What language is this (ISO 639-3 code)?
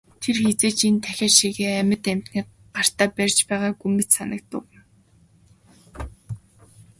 mon